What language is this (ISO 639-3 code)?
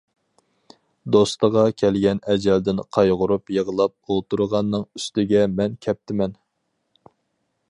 uig